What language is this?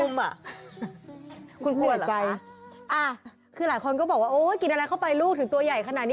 Thai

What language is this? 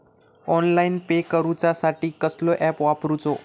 Marathi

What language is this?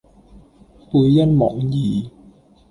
Cantonese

